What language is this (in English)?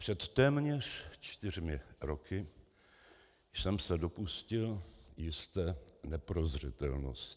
Czech